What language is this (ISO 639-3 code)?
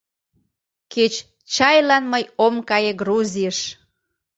chm